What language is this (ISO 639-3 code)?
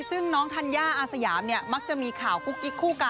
tha